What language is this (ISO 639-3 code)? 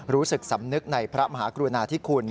tha